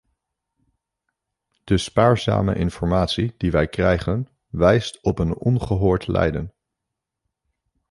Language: Dutch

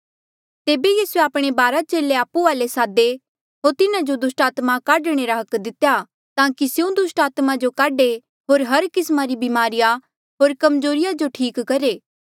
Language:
Mandeali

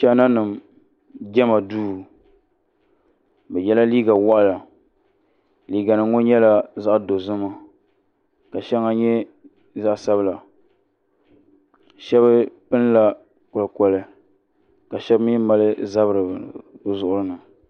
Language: Dagbani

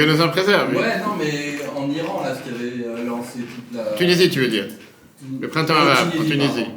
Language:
French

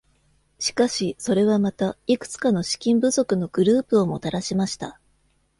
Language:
Japanese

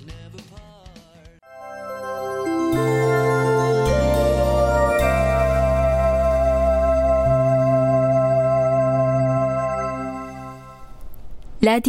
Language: Korean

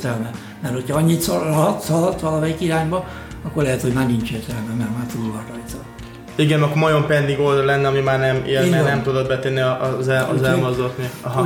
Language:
Hungarian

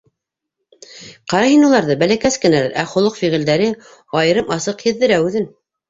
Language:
Bashkir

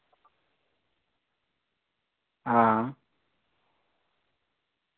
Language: Dogri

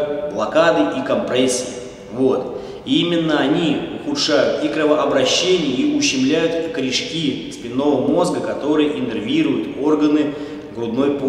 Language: Russian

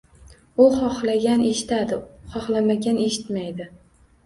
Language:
Uzbek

